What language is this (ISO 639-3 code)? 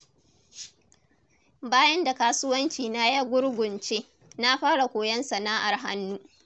hau